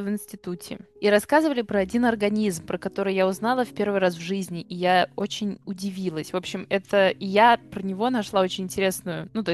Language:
Russian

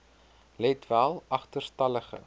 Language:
Afrikaans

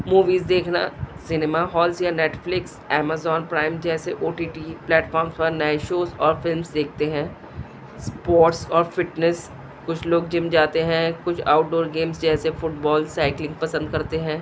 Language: Urdu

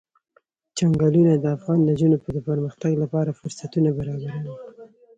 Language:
Pashto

